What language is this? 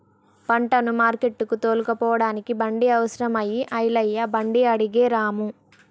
Telugu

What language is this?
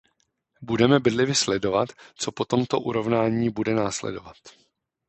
Czech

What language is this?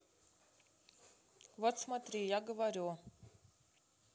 Russian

